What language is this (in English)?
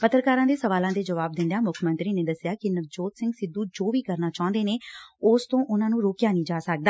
Punjabi